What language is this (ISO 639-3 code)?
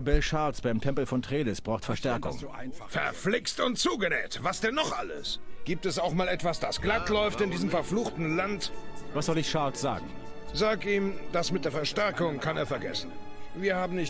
deu